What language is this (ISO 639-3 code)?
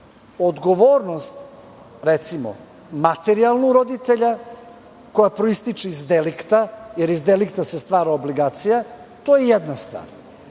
srp